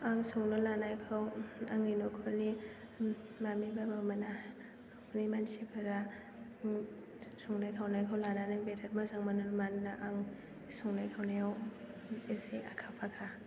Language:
Bodo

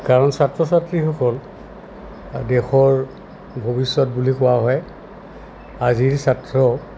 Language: Assamese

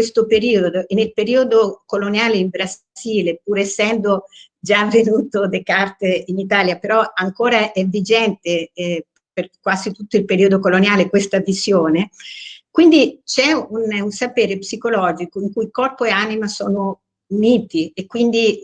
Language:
Italian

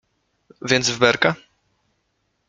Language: Polish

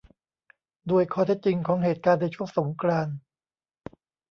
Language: Thai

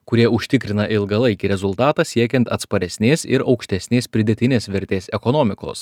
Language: Lithuanian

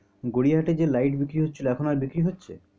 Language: Bangla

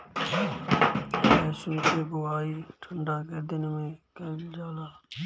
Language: Bhojpuri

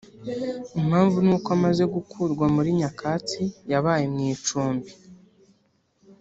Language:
Kinyarwanda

